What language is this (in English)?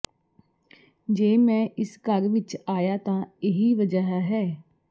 Punjabi